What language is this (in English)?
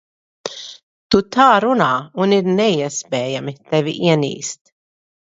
Latvian